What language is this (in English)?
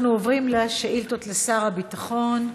Hebrew